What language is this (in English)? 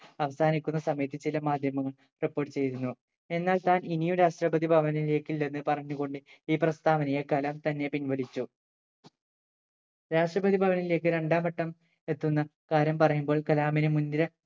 Malayalam